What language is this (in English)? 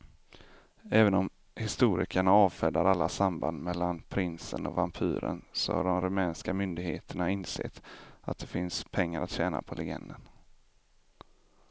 Swedish